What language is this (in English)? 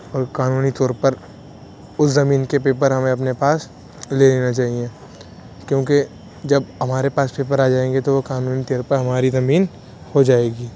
Urdu